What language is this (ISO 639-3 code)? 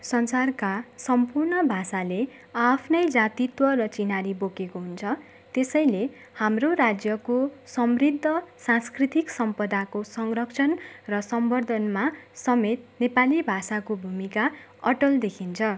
nep